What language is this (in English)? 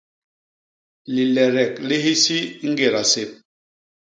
Basaa